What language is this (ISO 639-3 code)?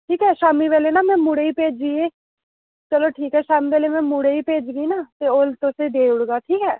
doi